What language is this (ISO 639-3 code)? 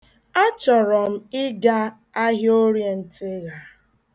ibo